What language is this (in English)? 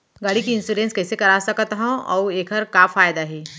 Chhattisgarhi